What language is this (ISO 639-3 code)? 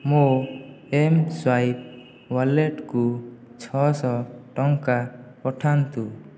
ori